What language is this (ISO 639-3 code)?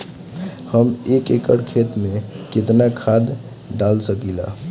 bho